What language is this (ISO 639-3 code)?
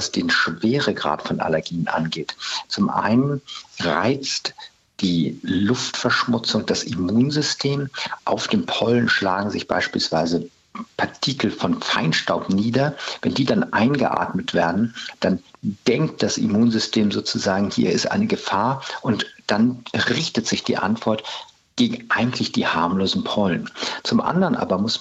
deu